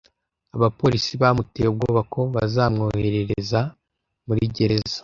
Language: Kinyarwanda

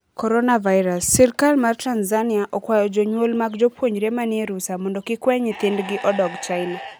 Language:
Luo (Kenya and Tanzania)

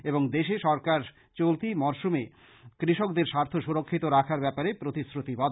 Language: Bangla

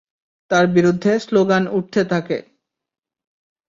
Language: Bangla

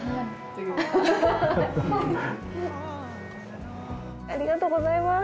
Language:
Japanese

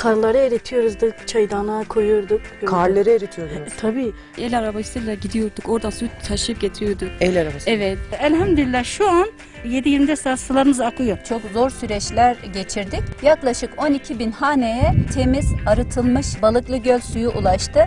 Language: Turkish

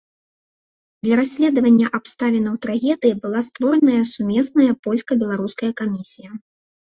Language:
Belarusian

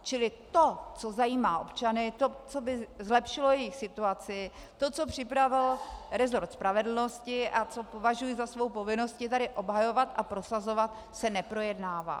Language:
Czech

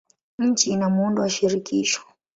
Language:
Swahili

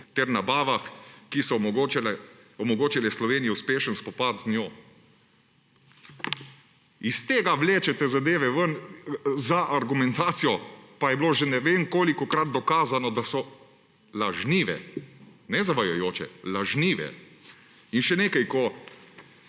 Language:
Slovenian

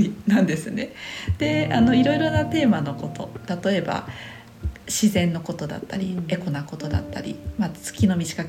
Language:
Japanese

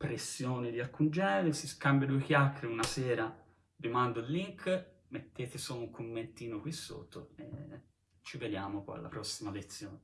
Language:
Italian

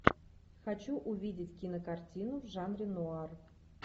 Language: Russian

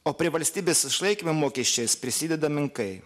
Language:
Lithuanian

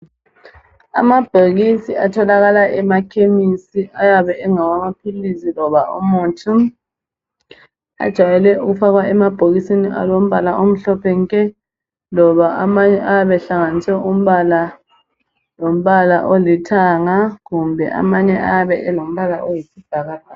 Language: North Ndebele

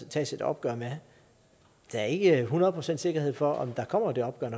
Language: Danish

